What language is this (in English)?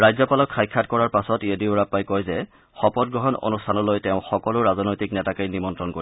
Assamese